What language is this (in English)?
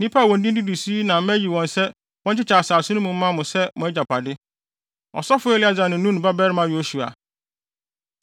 Akan